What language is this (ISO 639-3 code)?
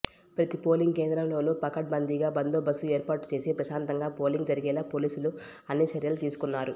tel